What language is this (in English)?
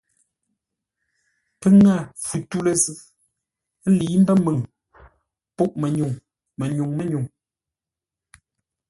Ngombale